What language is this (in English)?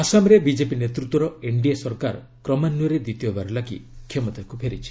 Odia